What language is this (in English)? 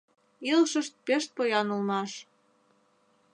Mari